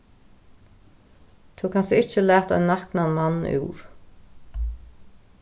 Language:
Faroese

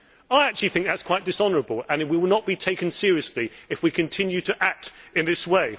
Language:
English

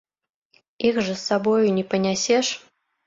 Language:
Belarusian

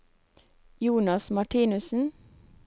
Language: Norwegian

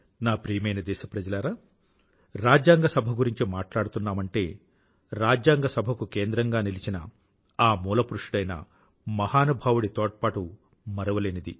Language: Telugu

